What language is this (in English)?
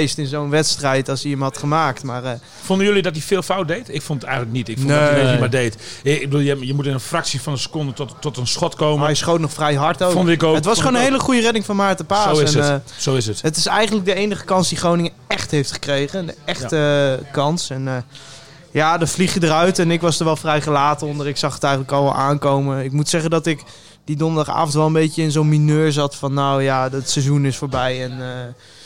Dutch